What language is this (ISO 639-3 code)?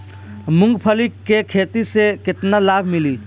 bho